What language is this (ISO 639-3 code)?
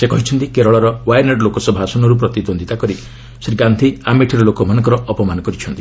ori